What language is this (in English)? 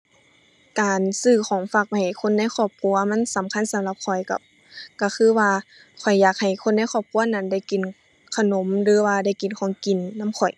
Thai